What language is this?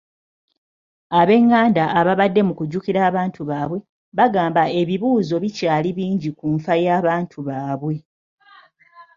Ganda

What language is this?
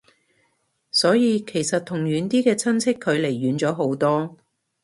Cantonese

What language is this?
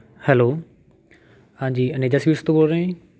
Punjabi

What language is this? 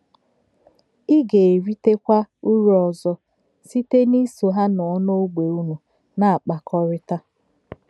Igbo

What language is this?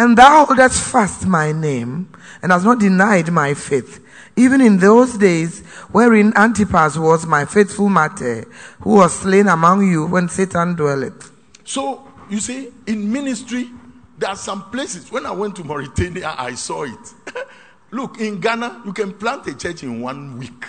English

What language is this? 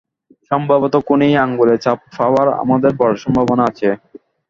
Bangla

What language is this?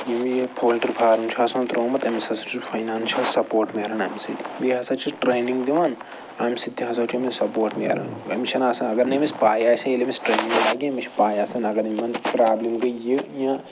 Kashmiri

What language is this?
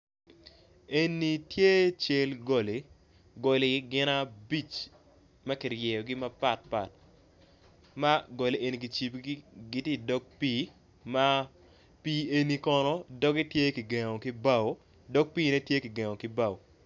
Acoli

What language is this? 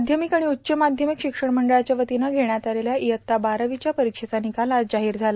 Marathi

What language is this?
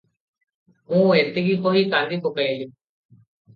Odia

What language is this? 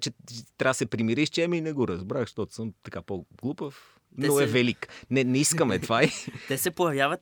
Bulgarian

